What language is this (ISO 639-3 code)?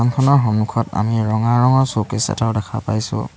asm